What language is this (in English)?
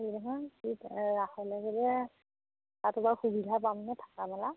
Assamese